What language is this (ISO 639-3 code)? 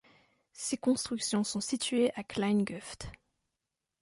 fra